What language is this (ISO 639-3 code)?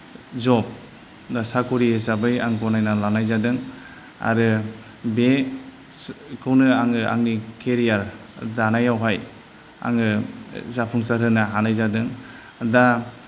brx